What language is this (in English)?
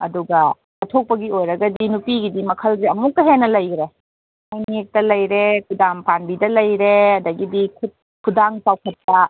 Manipuri